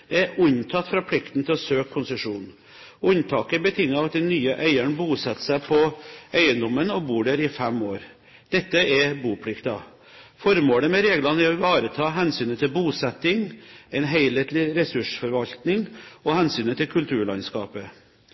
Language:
Norwegian Bokmål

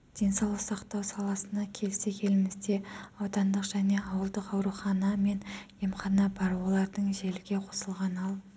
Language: Kazakh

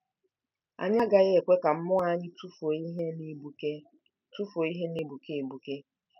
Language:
Igbo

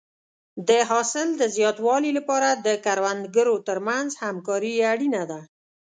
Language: Pashto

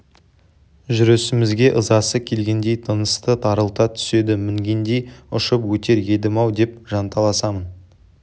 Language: Kazakh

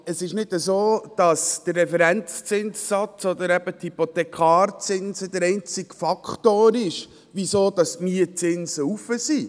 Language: Swiss German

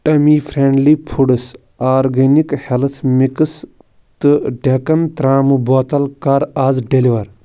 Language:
Kashmiri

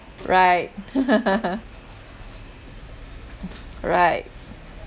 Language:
English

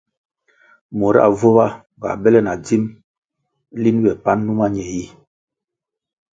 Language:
Kwasio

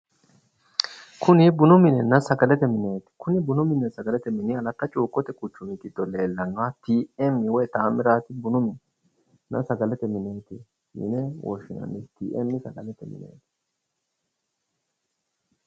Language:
Sidamo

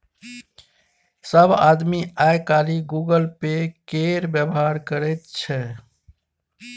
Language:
Maithili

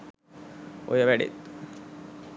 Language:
Sinhala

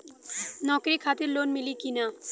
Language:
Bhojpuri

